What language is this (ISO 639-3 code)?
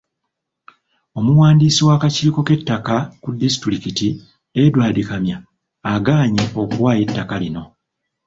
lug